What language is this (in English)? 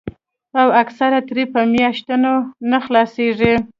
Pashto